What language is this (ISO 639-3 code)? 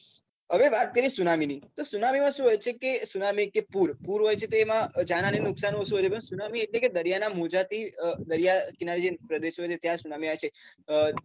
guj